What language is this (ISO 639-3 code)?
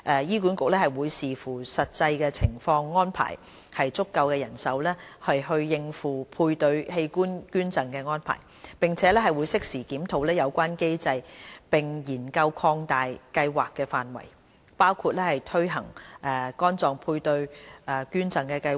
yue